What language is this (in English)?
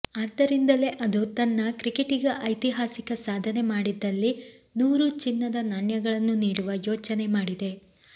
Kannada